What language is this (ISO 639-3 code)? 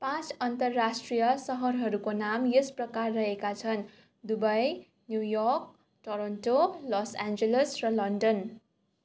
nep